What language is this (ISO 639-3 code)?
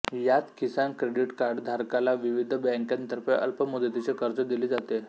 mar